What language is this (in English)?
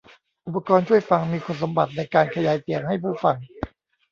Thai